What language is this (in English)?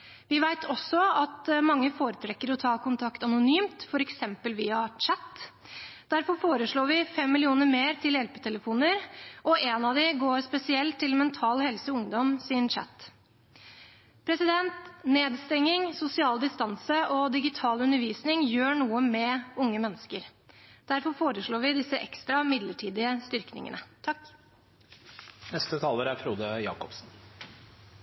Norwegian Bokmål